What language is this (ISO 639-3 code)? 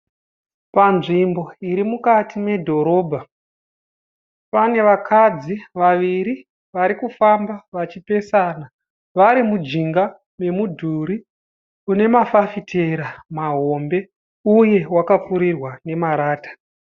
sna